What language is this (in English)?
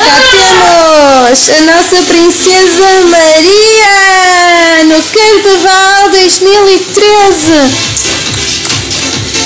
Portuguese